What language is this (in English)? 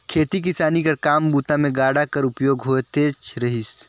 Chhattisgarhi